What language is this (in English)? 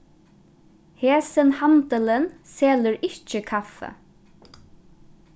Faroese